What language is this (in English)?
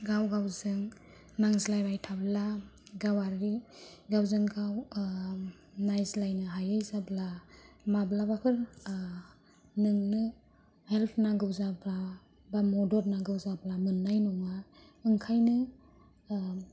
Bodo